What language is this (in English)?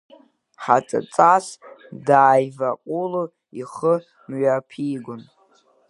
Abkhazian